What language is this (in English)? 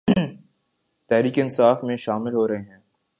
Urdu